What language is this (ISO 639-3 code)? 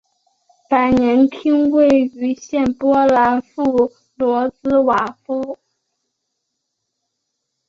zho